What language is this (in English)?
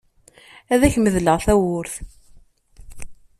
Kabyle